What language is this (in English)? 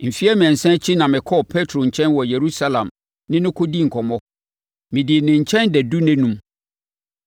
Akan